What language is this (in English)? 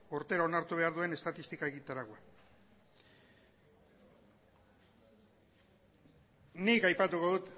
Basque